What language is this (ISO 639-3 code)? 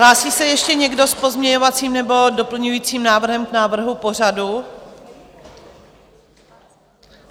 ces